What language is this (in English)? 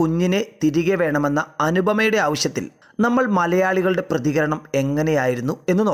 Malayalam